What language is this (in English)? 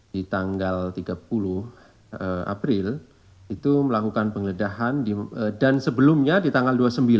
Indonesian